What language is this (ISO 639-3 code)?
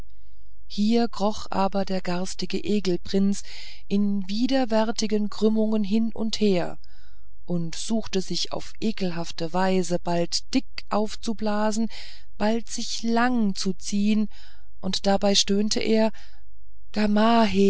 deu